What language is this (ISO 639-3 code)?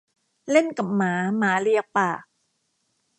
tha